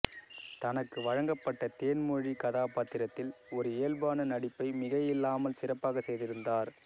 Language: Tamil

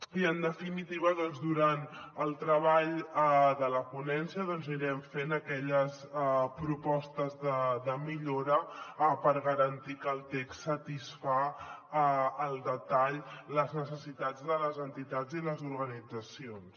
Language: Catalan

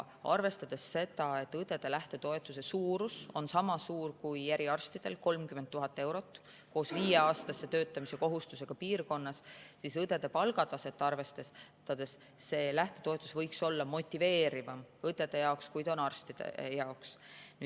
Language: Estonian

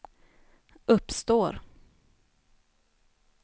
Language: Swedish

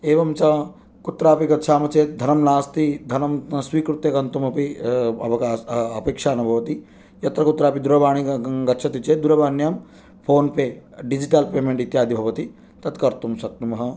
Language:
Sanskrit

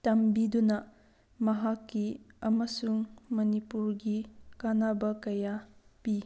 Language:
Manipuri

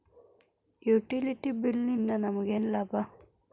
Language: Kannada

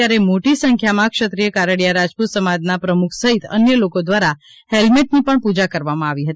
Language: Gujarati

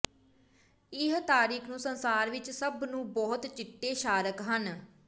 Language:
Punjabi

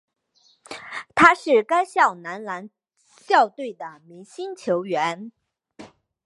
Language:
Chinese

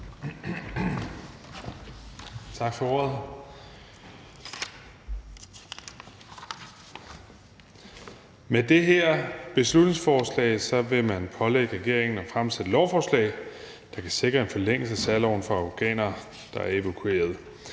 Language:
Danish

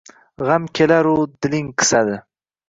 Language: Uzbek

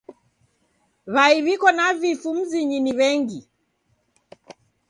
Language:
Taita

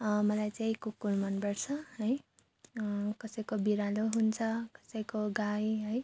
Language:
Nepali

